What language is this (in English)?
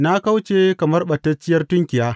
Hausa